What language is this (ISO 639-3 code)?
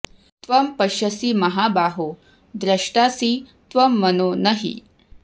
san